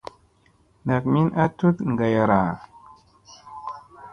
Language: Musey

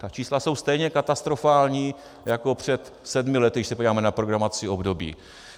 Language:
Czech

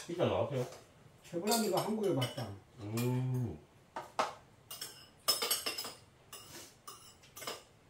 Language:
Korean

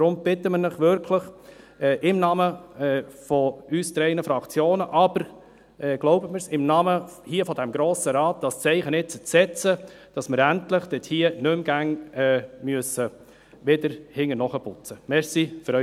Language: Swiss German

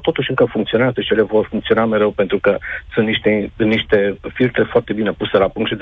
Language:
Romanian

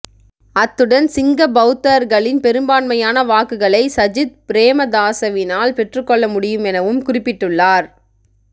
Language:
Tamil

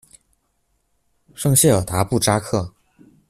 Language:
Chinese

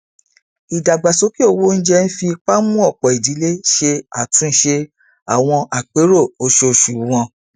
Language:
Yoruba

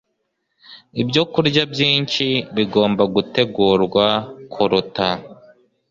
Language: Kinyarwanda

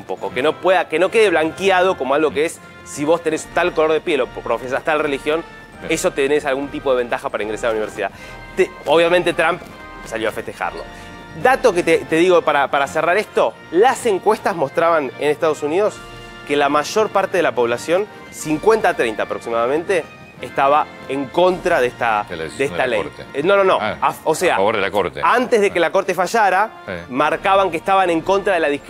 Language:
Spanish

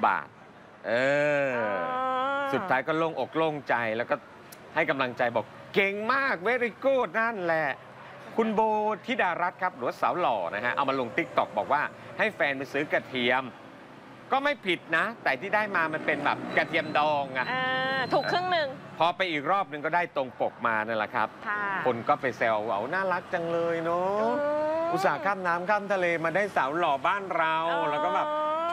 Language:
Thai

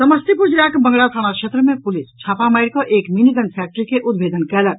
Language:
Maithili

